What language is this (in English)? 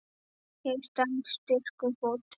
Icelandic